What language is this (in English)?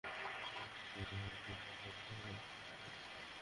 Bangla